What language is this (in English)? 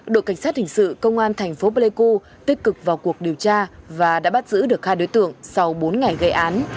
Vietnamese